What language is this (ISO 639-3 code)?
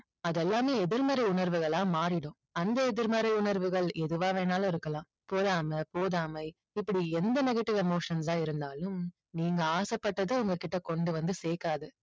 tam